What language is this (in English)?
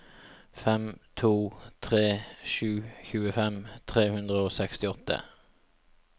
Norwegian